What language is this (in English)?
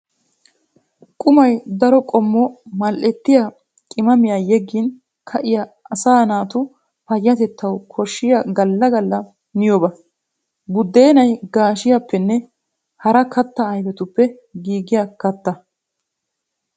Wolaytta